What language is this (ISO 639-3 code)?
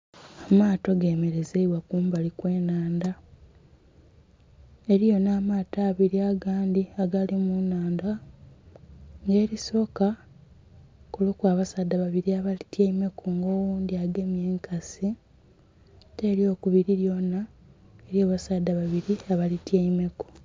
xog